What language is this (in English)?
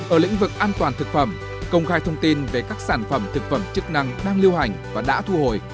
Vietnamese